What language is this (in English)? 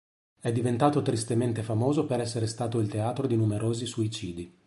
Italian